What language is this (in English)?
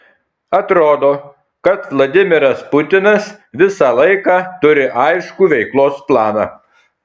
Lithuanian